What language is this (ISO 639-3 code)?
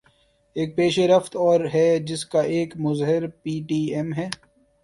urd